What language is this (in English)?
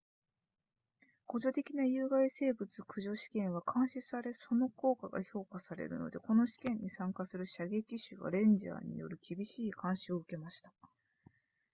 Japanese